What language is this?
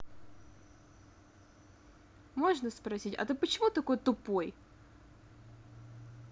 Russian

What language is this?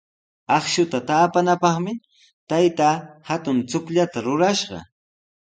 Sihuas Ancash Quechua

